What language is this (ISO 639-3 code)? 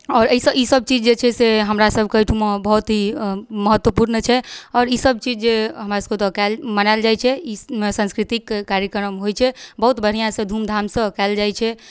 mai